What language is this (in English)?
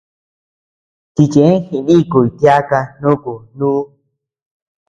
Tepeuxila Cuicatec